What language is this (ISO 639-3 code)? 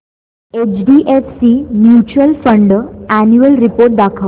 mar